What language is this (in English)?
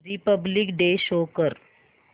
Marathi